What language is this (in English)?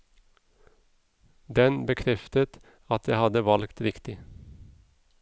Norwegian